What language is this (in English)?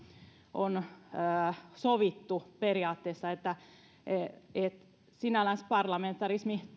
Finnish